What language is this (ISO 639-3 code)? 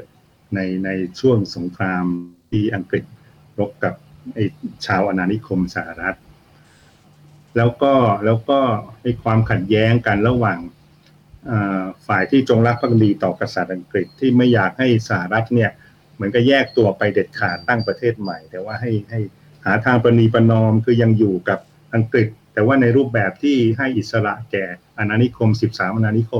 tha